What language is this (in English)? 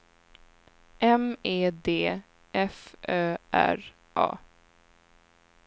Swedish